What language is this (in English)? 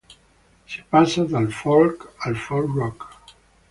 Italian